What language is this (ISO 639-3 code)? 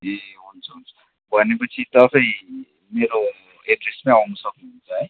nep